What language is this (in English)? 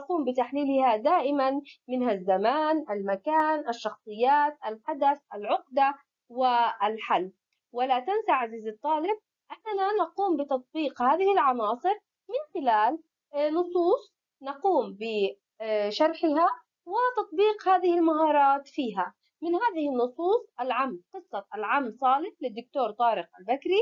Arabic